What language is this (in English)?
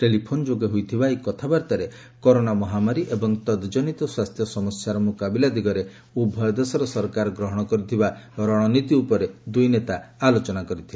Odia